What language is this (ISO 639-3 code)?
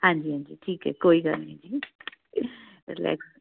pan